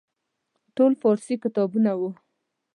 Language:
Pashto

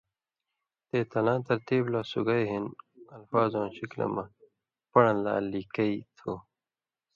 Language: Indus Kohistani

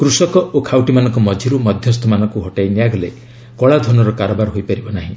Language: Odia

